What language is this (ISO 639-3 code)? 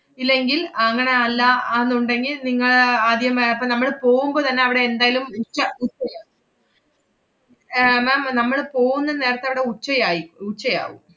mal